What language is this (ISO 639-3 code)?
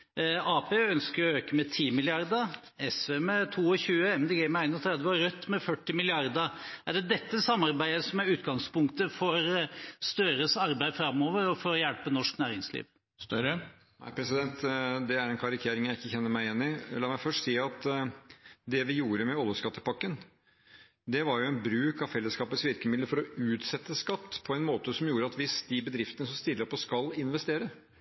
nob